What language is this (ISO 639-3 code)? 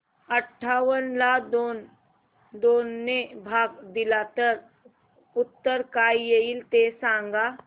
mar